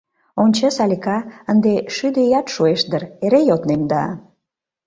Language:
Mari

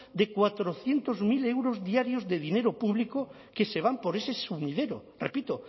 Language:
Spanish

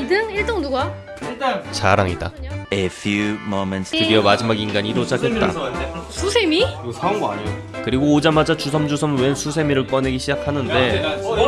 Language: Korean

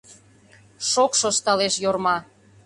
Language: Mari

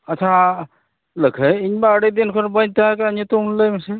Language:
Santali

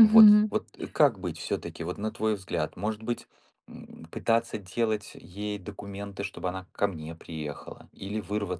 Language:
Russian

